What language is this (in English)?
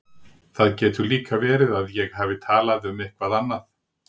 Icelandic